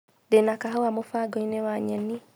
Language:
Kikuyu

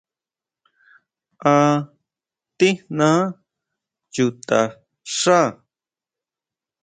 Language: Huautla Mazatec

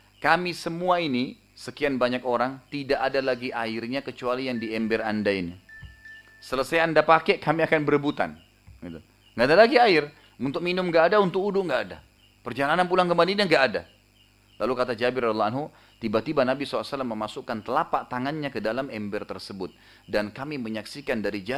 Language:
Indonesian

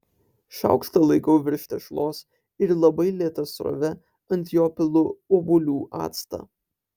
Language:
Lithuanian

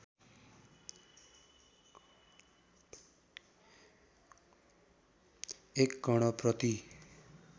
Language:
Nepali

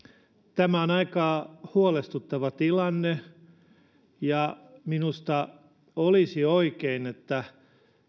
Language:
Finnish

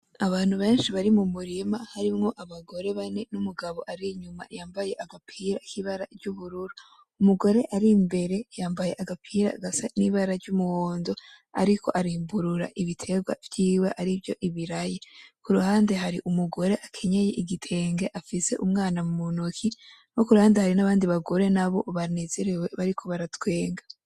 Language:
Rundi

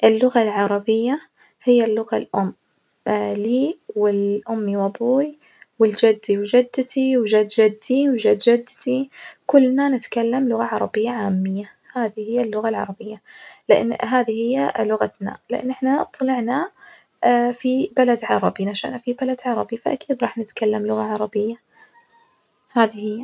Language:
Najdi Arabic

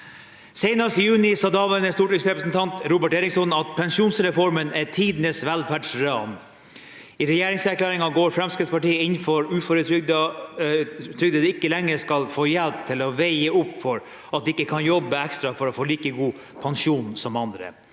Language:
Norwegian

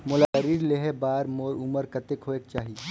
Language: Chhattisgarhi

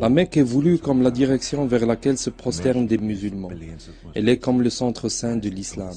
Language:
French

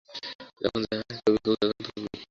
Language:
Bangla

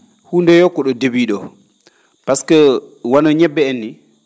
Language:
Fula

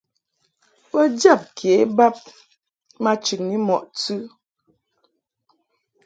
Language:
Mungaka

